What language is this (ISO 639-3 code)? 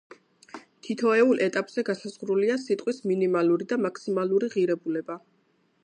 kat